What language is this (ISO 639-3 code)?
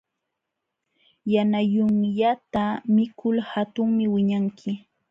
qxw